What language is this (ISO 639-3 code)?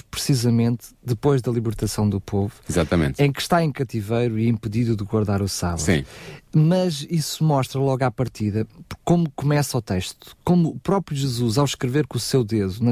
por